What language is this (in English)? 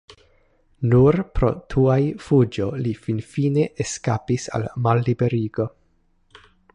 Esperanto